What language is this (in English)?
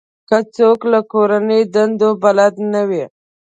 Pashto